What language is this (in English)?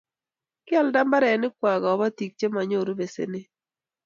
Kalenjin